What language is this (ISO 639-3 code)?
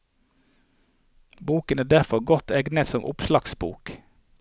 nor